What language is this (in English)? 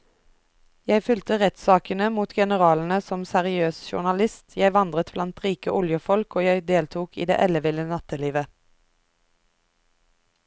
Norwegian